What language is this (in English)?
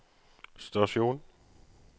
Norwegian